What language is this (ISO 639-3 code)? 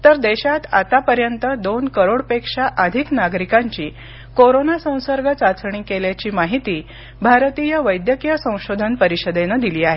mar